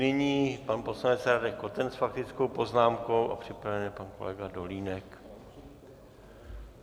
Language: Czech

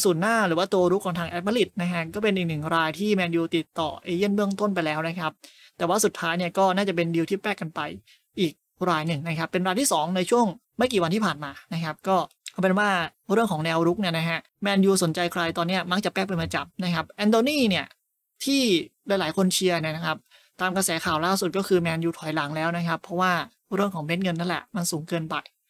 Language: Thai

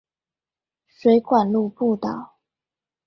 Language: Chinese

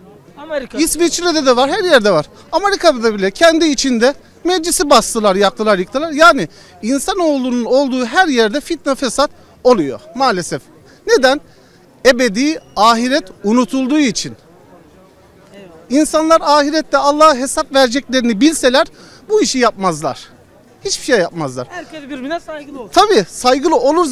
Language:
Turkish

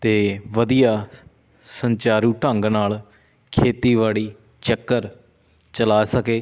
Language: Punjabi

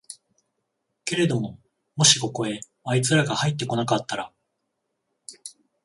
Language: Japanese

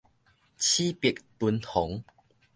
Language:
Min Nan Chinese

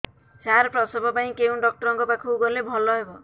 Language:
Odia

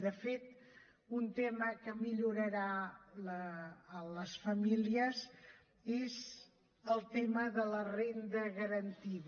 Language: Catalan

